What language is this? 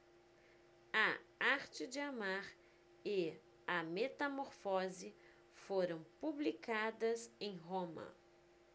Portuguese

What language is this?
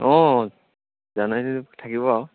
Assamese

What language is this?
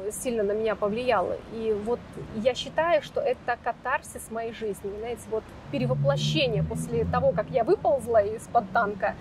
Russian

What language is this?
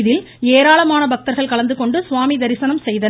Tamil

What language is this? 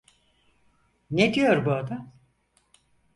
Turkish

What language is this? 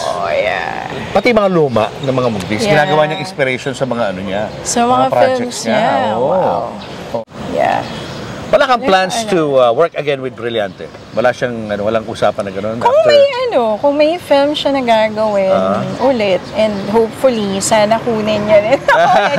Filipino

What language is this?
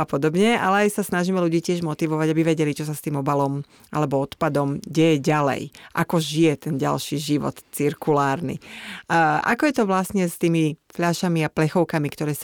Slovak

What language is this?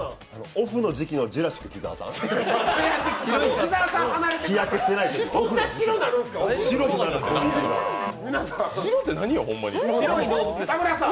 Japanese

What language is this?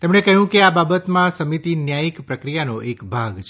Gujarati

